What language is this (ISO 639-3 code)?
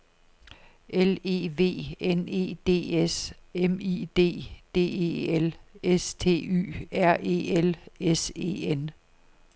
dan